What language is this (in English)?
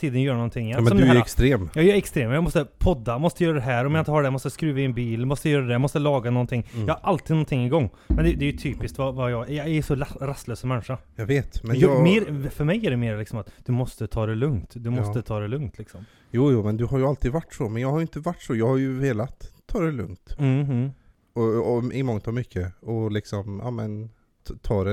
Swedish